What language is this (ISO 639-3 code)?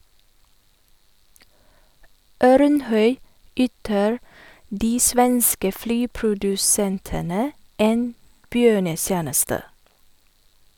nor